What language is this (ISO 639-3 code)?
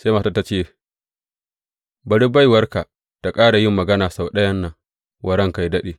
hau